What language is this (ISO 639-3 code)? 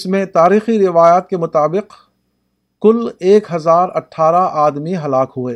urd